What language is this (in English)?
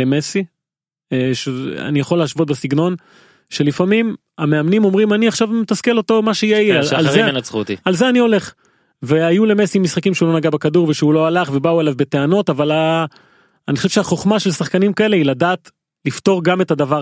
Hebrew